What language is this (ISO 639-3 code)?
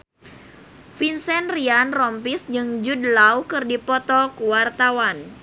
sun